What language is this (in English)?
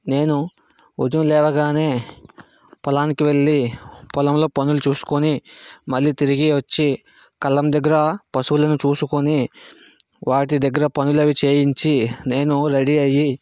Telugu